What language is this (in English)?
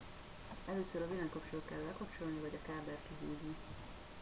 Hungarian